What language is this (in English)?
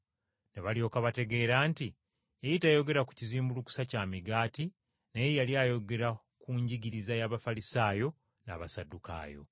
Ganda